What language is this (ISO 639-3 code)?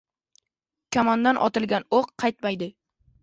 uzb